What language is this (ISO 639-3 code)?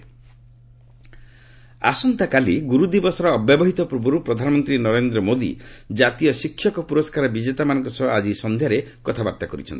ori